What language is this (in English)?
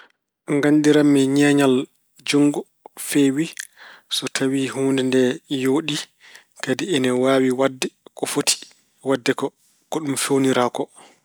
Fula